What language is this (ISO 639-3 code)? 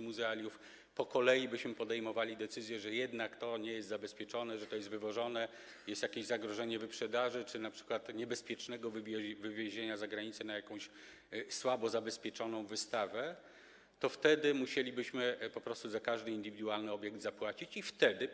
pol